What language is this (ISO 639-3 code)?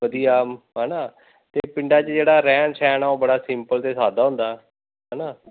pan